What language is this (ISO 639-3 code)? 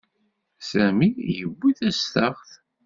kab